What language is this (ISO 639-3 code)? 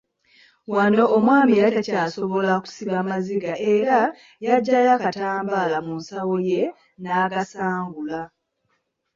lug